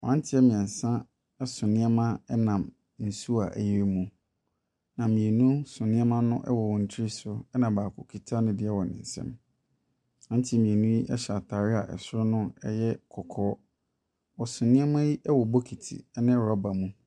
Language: Akan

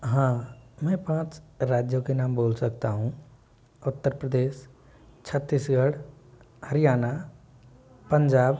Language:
Hindi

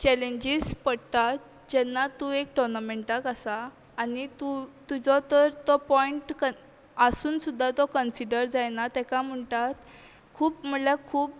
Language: Konkani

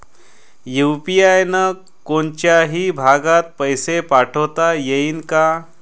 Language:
Marathi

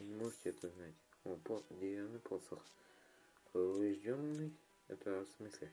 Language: Russian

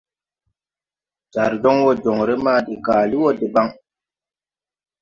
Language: Tupuri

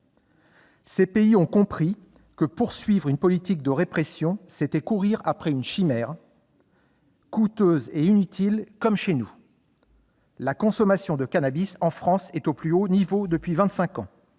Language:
French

